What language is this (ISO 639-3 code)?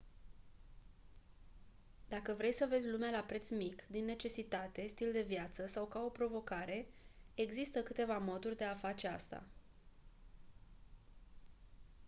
ron